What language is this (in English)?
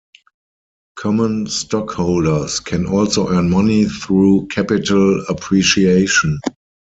English